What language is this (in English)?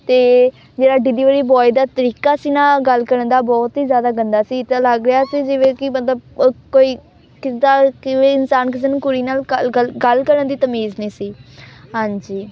Punjabi